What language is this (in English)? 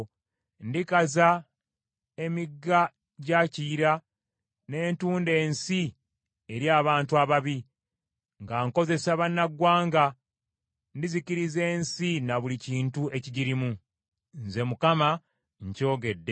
Ganda